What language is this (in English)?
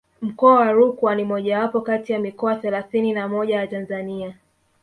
Swahili